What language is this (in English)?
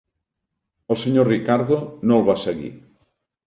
Catalan